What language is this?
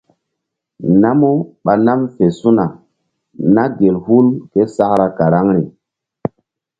Mbum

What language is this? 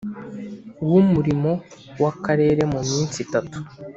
Kinyarwanda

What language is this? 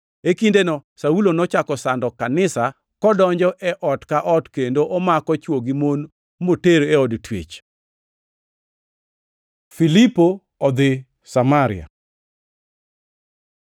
Luo (Kenya and Tanzania)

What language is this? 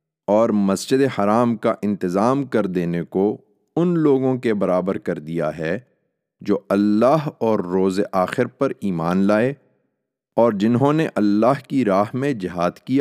Urdu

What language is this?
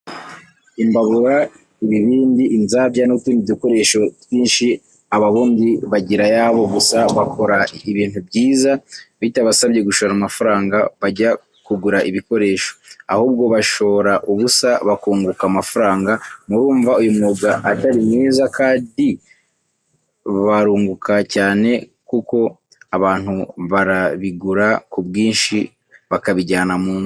Kinyarwanda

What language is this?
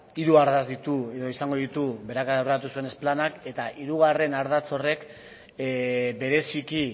Basque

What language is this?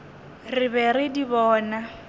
Northern Sotho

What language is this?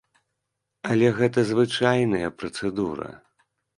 Belarusian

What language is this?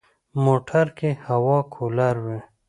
Pashto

